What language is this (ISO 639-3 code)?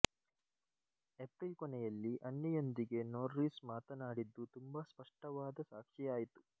kan